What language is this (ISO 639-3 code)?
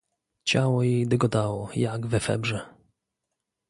pol